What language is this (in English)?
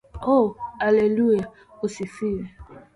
Swahili